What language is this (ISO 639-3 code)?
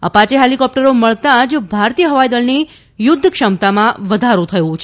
guj